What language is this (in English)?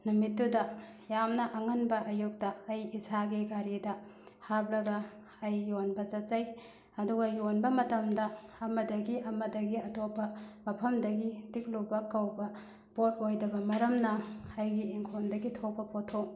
Manipuri